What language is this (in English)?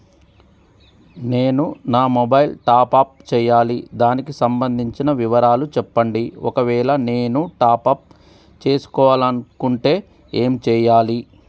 Telugu